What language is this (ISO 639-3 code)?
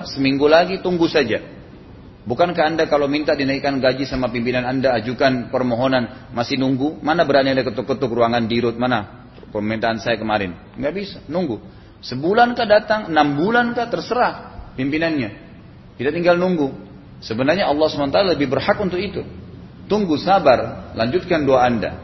ind